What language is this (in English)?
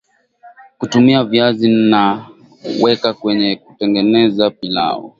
Swahili